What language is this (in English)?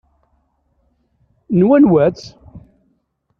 Kabyle